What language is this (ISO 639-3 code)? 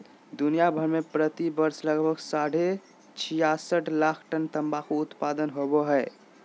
mag